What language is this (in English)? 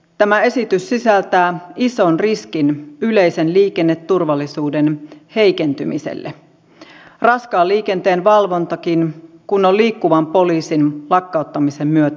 Finnish